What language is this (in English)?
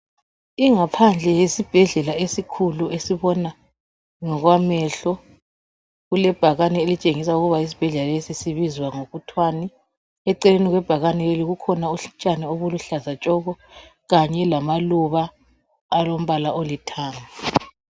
North Ndebele